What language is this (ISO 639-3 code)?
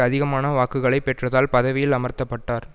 tam